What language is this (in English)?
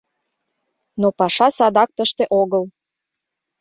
Mari